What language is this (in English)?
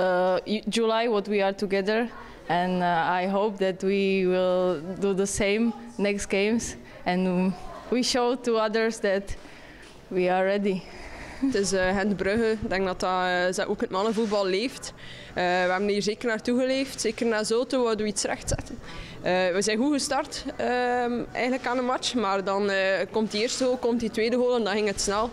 Dutch